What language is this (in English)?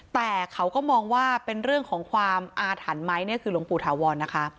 Thai